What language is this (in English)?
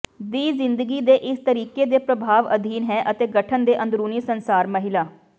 Punjabi